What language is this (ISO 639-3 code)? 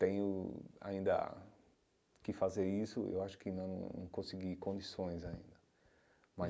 por